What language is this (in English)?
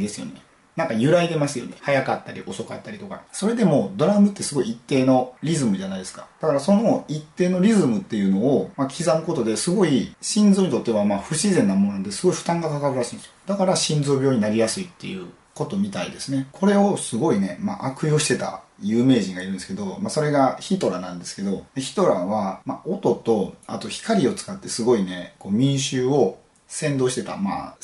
Japanese